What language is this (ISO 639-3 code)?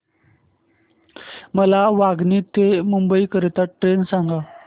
mar